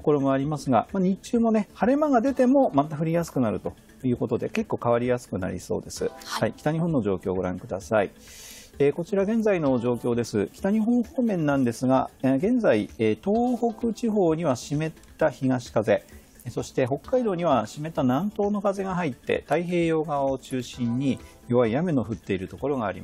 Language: Japanese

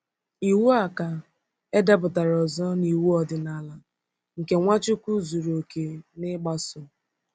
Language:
Igbo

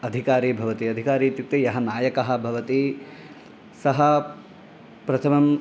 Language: Sanskrit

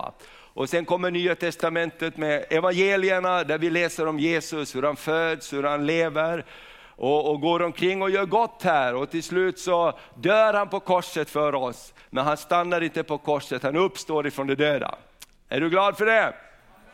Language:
Swedish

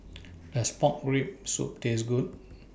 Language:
English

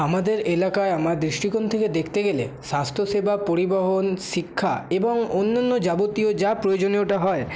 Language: Bangla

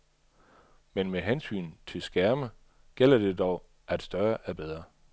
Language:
Danish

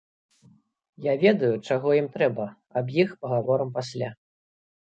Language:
Belarusian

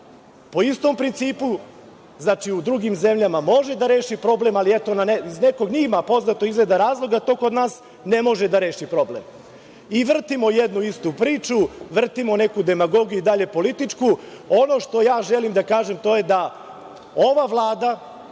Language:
Serbian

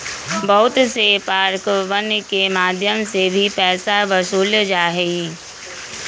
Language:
Magahi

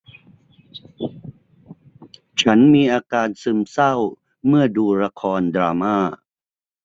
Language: Thai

